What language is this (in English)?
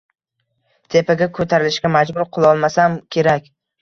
Uzbek